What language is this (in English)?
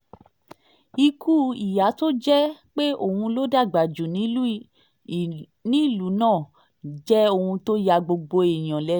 Yoruba